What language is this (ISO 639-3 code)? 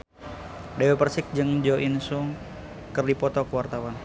sun